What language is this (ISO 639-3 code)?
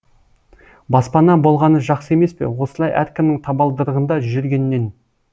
kaz